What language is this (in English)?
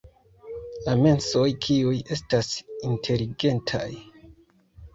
Esperanto